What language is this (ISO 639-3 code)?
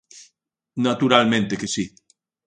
glg